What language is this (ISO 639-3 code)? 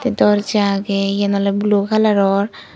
ccp